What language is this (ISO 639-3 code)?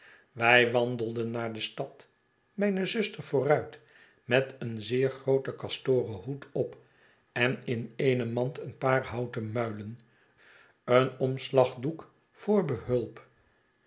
nld